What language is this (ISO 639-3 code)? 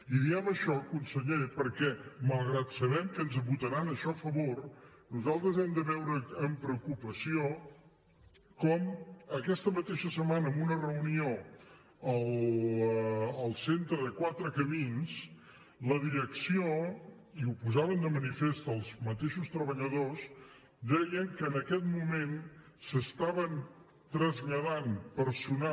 cat